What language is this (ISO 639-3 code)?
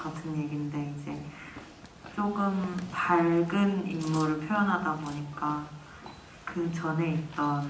kor